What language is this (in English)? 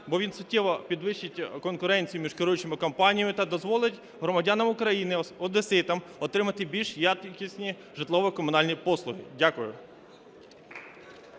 Ukrainian